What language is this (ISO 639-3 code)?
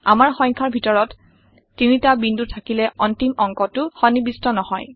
asm